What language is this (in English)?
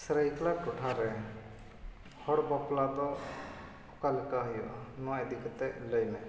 Santali